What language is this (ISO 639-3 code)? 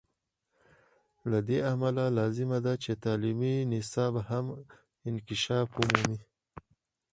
pus